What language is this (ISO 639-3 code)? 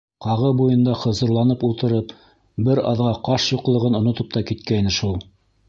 bak